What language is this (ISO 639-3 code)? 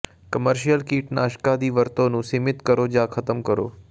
pan